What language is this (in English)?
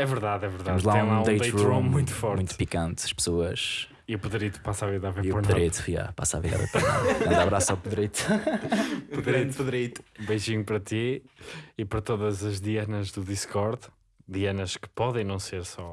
Portuguese